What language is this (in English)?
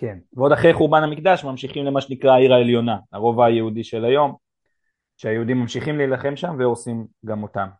Hebrew